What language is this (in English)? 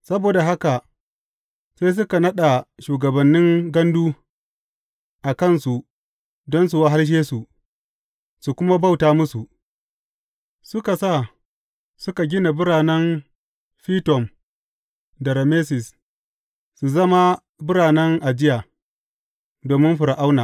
Hausa